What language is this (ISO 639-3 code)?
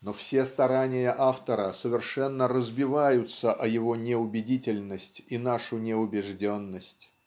rus